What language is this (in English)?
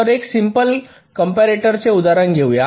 Marathi